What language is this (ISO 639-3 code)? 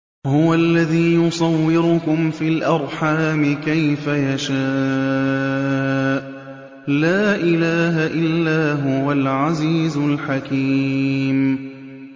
ara